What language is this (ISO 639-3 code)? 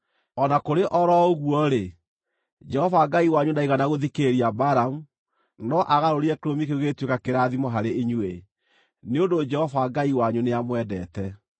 kik